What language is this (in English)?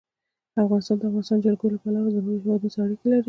Pashto